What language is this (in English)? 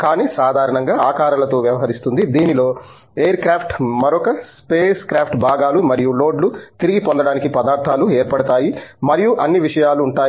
Telugu